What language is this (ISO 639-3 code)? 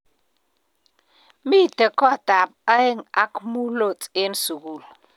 kln